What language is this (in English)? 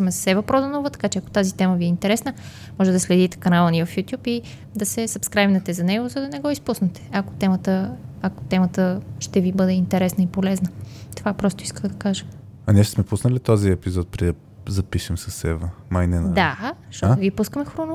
Bulgarian